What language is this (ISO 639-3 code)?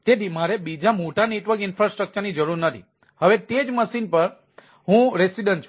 guj